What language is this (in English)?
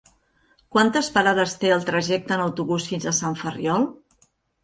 Catalan